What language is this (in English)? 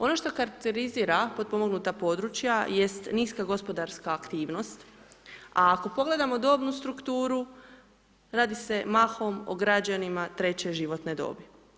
Croatian